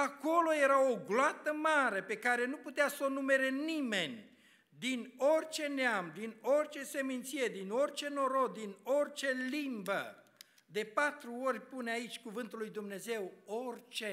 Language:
Romanian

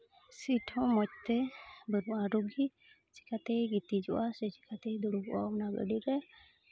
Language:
Santali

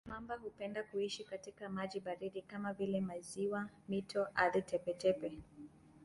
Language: Swahili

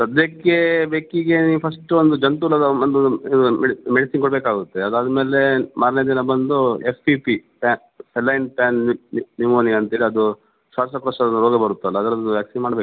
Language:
Kannada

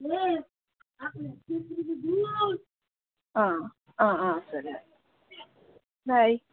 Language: Kannada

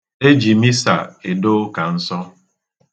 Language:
Igbo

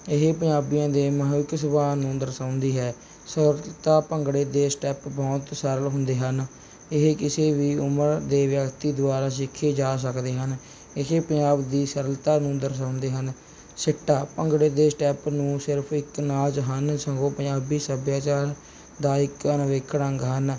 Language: Punjabi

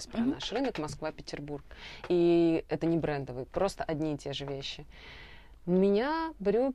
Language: Russian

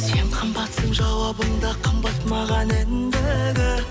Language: Kazakh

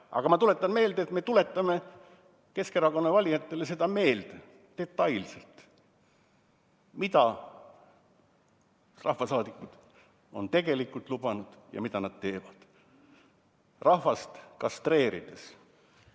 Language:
Estonian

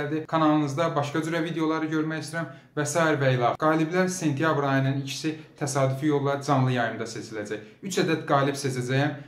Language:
Turkish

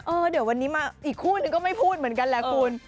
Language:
Thai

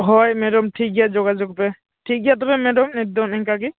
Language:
Santali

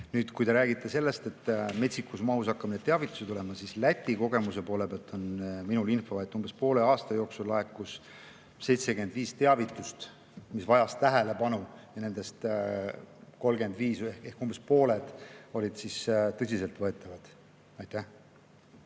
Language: Estonian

